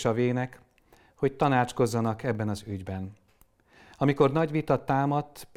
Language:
Hungarian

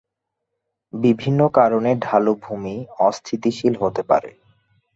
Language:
Bangla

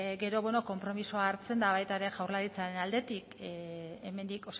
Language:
Basque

